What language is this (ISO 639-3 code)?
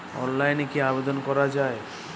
ben